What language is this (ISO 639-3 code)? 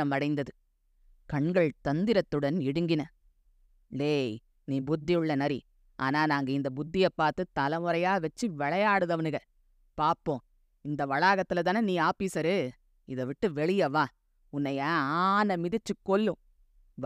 tam